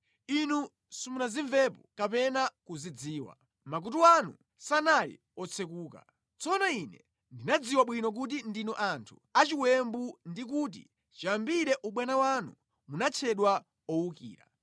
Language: Nyanja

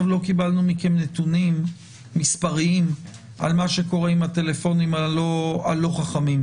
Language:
Hebrew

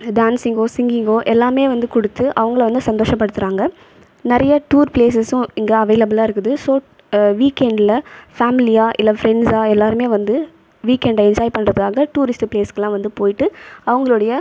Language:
Tamil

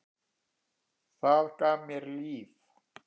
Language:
Icelandic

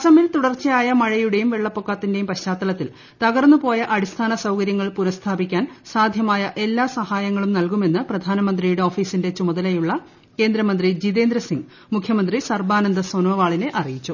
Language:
Malayalam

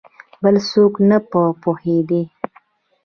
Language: Pashto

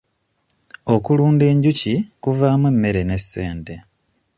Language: Ganda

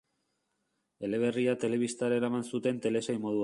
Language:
Basque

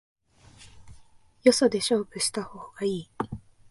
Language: Japanese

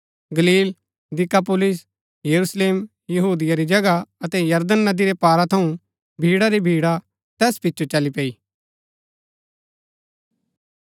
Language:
Gaddi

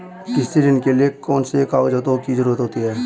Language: Hindi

